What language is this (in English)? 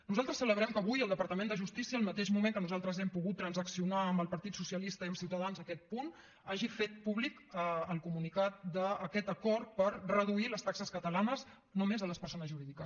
Catalan